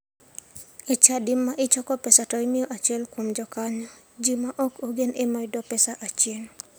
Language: Luo (Kenya and Tanzania)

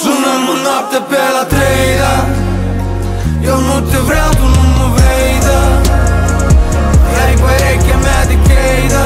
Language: Romanian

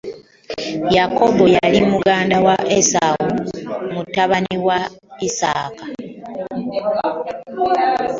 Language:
Ganda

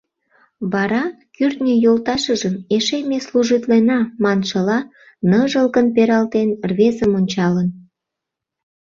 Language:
Mari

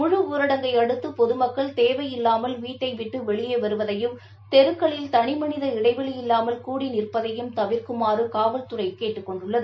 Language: Tamil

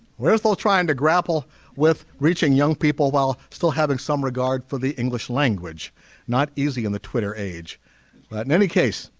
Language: English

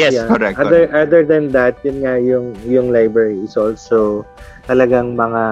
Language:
Filipino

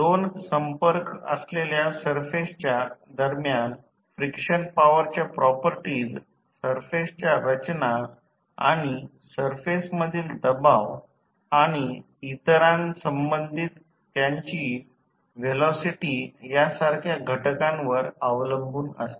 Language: Marathi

